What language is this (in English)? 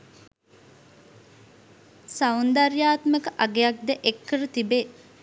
Sinhala